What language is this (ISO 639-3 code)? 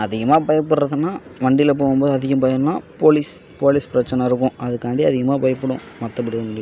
tam